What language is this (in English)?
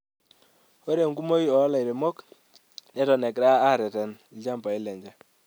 Masai